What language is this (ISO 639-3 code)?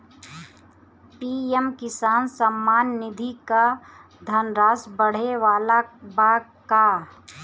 bho